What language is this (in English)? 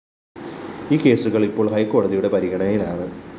Malayalam